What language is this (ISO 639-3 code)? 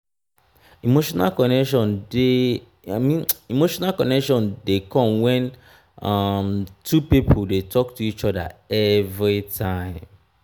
pcm